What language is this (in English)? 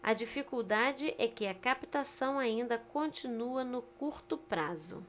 Portuguese